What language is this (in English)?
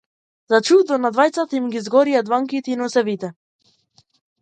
Macedonian